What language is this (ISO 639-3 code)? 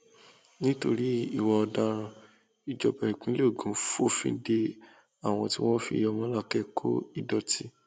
yor